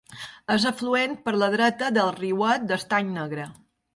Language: Catalan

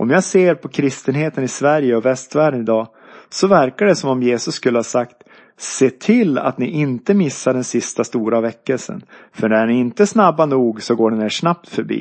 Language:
Swedish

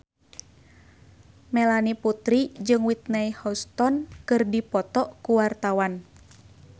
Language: Sundanese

